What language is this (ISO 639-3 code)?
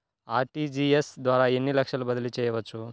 tel